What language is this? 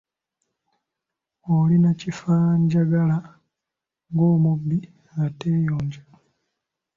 Ganda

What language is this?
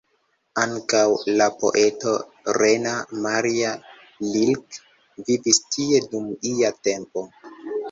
Esperanto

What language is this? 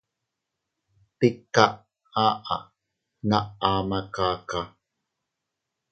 Teutila Cuicatec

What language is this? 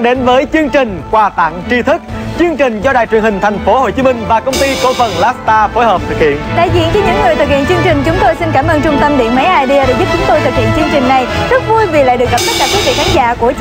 Vietnamese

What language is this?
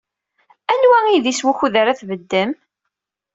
Kabyle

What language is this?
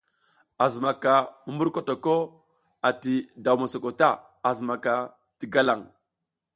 South Giziga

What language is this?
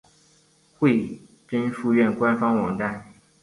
Chinese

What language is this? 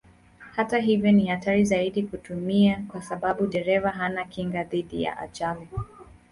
Swahili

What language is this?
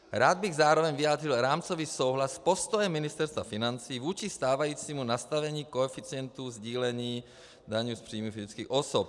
Czech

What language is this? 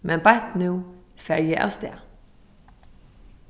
Faroese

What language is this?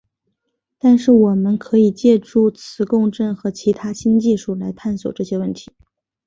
Chinese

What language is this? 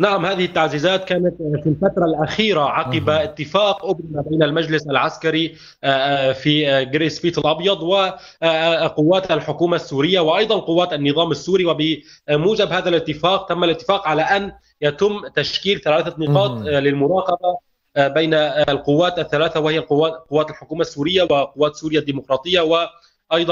Arabic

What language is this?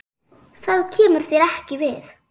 Icelandic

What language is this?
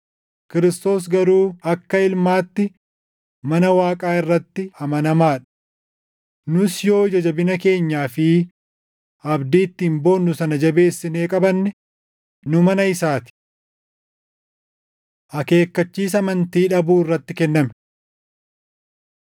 Oromo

